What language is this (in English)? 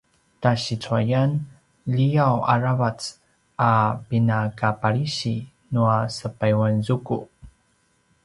Paiwan